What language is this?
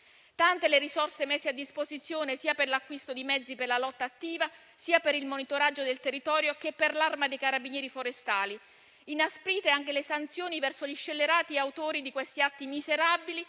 Italian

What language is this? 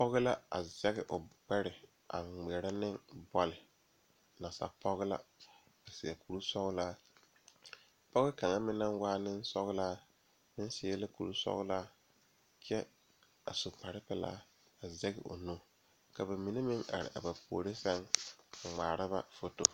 Southern Dagaare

